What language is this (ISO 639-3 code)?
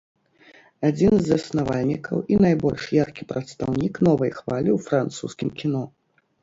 bel